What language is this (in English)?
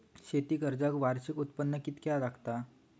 Marathi